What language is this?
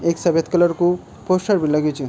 Garhwali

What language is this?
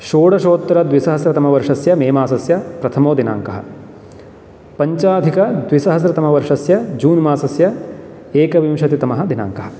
Sanskrit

